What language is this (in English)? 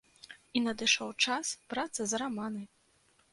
Belarusian